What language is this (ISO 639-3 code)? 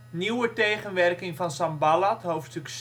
nld